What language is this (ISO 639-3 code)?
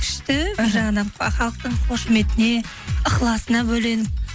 kaz